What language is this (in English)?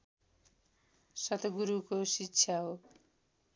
Nepali